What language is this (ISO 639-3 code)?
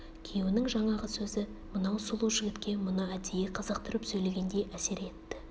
kaz